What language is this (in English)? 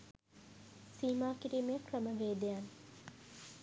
Sinhala